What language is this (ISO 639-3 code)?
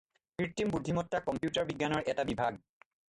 asm